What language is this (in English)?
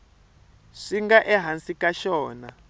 Tsonga